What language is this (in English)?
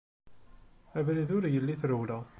Kabyle